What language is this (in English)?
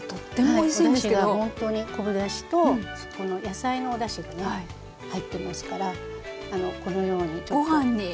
Japanese